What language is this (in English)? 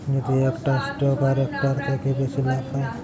Bangla